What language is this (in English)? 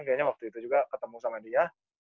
Indonesian